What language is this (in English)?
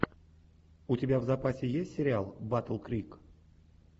Russian